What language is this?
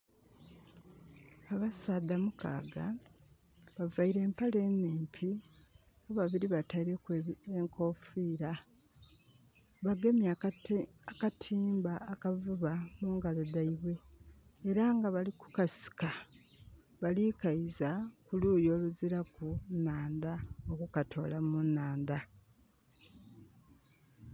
Soga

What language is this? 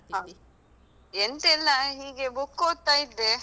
Kannada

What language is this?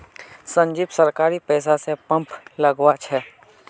Magahi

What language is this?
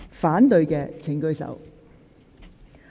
Cantonese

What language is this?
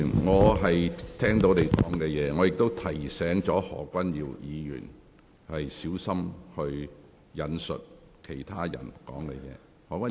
Cantonese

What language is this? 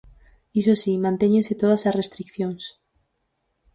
Galician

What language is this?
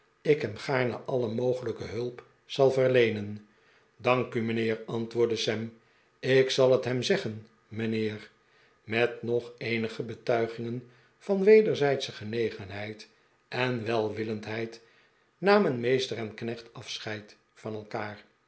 Dutch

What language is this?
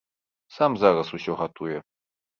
Belarusian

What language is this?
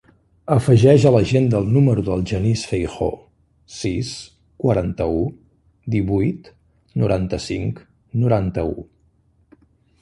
Catalan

